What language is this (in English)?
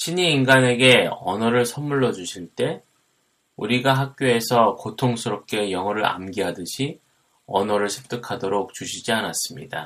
Korean